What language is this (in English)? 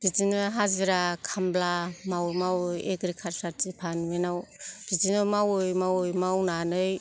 Bodo